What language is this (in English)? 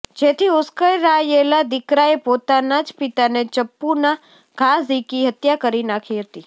Gujarati